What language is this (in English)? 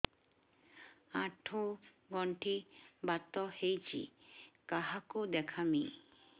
Odia